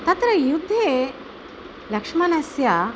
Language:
Sanskrit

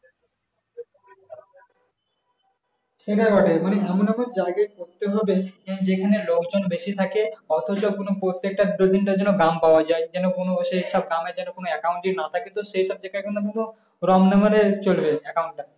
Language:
Bangla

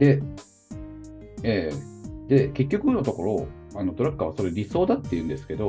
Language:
Japanese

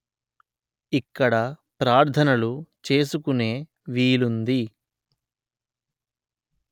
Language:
Telugu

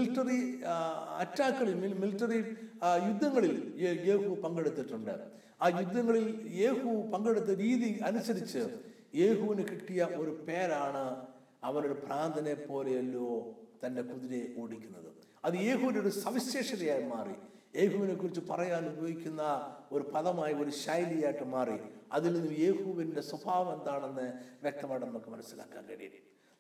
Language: Malayalam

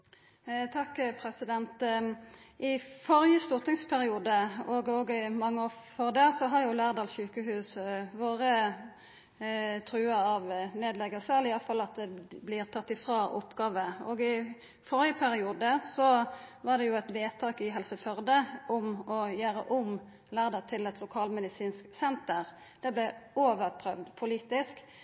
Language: Norwegian Nynorsk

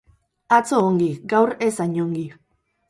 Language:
Basque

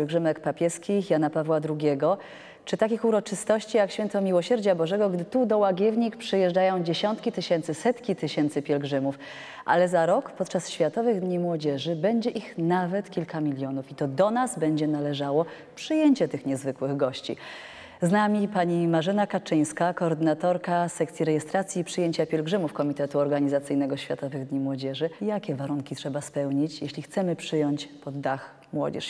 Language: Polish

